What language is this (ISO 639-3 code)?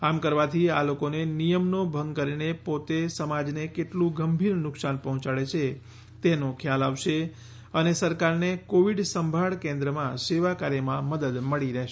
guj